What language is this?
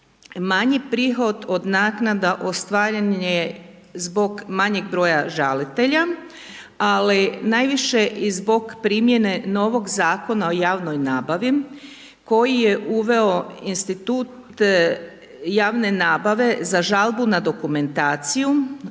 Croatian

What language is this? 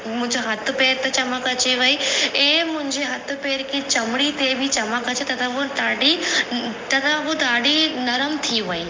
Sindhi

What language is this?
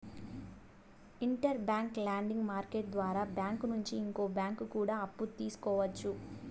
Telugu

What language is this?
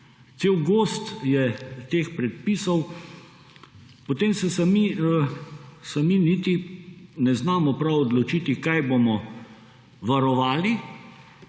Slovenian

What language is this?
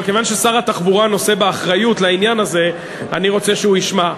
Hebrew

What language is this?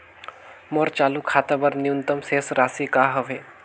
Chhattisgarhi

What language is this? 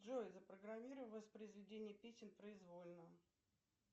Russian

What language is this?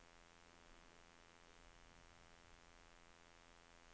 Norwegian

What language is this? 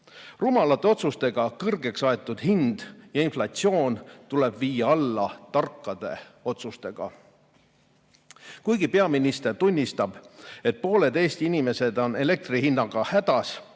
Estonian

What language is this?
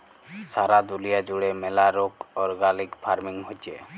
Bangla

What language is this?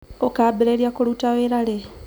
Kikuyu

